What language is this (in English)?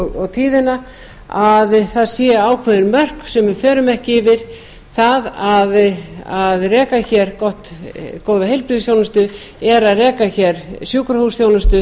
Icelandic